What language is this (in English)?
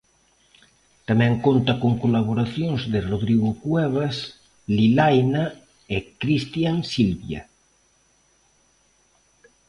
Galician